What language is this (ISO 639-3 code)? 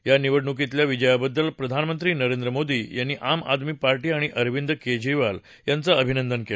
mar